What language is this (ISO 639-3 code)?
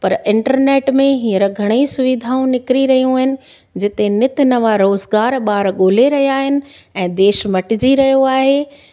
snd